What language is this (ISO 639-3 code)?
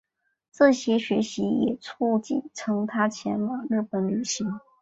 zho